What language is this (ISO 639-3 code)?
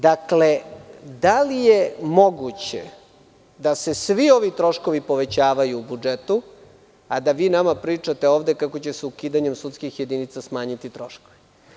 srp